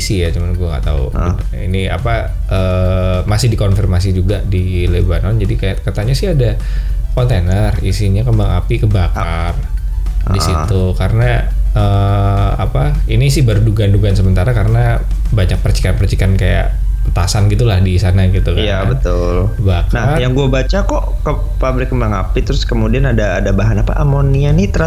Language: Indonesian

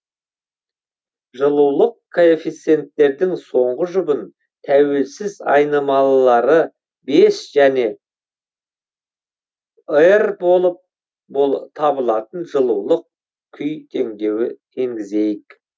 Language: Kazakh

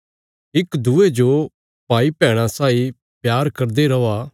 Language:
Bilaspuri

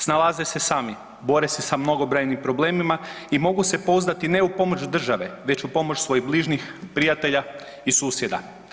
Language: Croatian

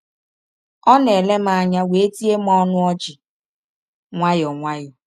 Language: Igbo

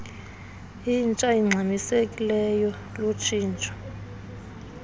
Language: Xhosa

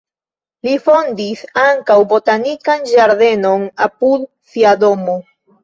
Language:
Esperanto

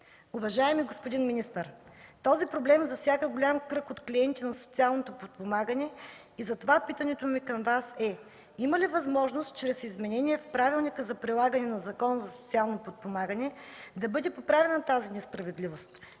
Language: Bulgarian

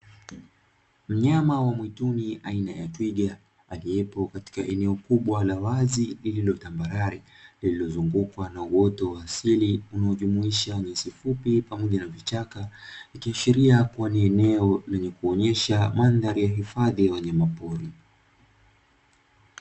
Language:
Swahili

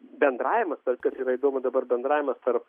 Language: Lithuanian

